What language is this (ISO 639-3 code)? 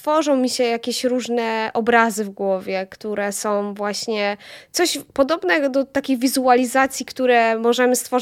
pol